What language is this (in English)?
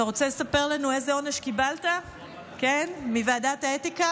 Hebrew